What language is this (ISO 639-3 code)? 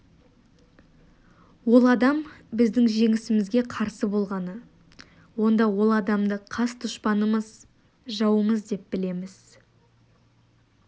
kaz